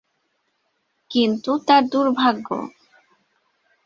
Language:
Bangla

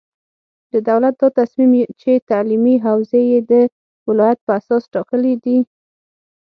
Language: Pashto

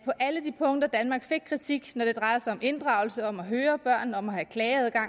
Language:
Danish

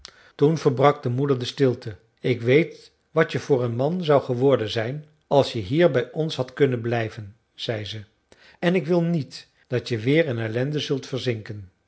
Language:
Dutch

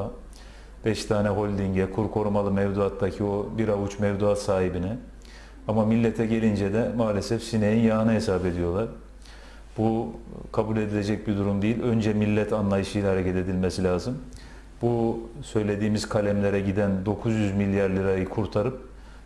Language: Turkish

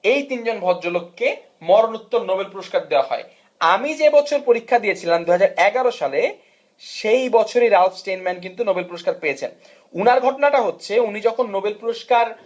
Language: Bangla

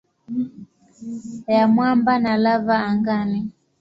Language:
Swahili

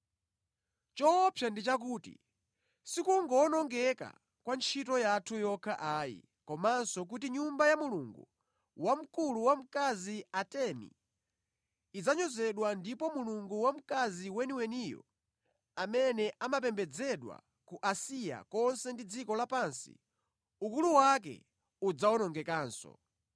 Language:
Nyanja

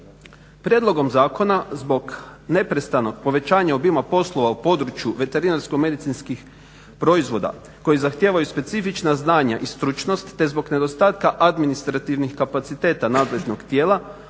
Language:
Croatian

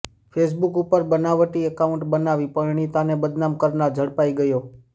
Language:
Gujarati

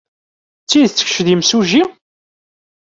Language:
Kabyle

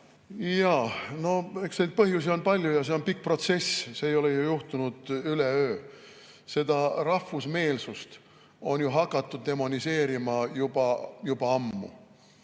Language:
Estonian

